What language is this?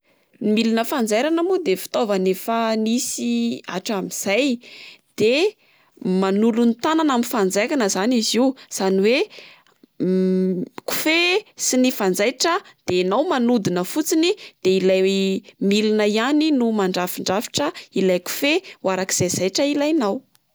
Malagasy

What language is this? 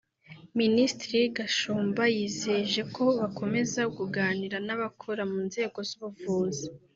Kinyarwanda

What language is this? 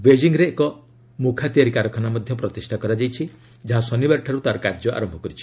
Odia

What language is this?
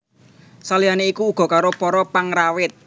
Javanese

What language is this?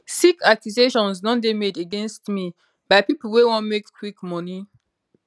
Nigerian Pidgin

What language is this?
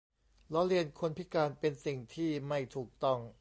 Thai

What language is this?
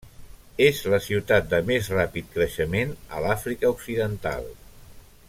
Catalan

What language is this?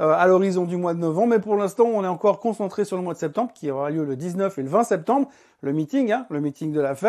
French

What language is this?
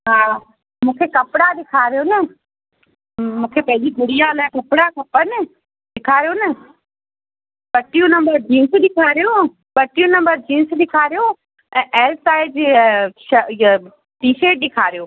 Sindhi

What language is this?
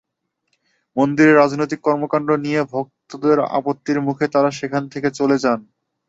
Bangla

